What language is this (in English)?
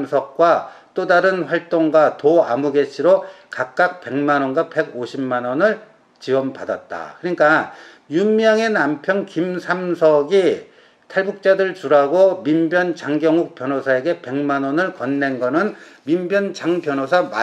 Korean